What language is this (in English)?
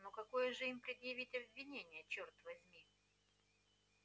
Russian